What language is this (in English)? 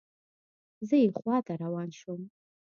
Pashto